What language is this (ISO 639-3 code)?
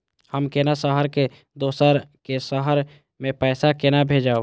mai